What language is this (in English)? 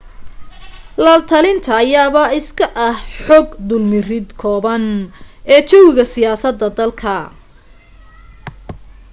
Somali